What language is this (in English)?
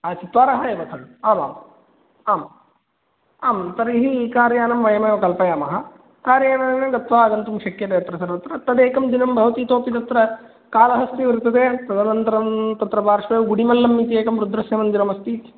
Sanskrit